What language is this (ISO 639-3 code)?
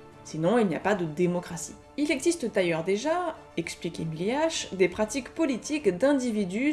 fra